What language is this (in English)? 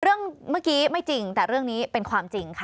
Thai